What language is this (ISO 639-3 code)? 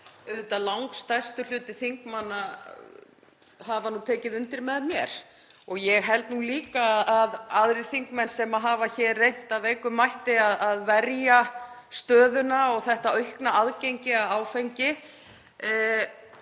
isl